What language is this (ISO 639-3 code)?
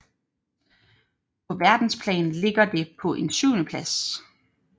dan